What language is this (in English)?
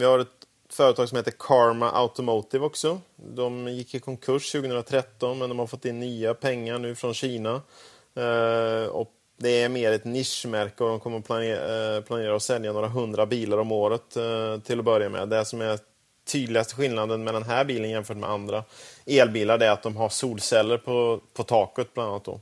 Swedish